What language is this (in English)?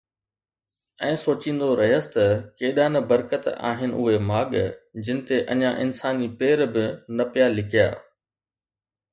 Sindhi